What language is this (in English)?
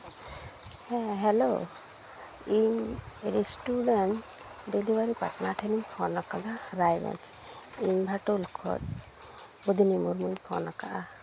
Santali